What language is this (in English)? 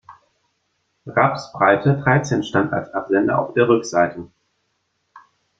German